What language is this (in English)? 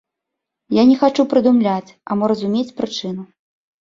Belarusian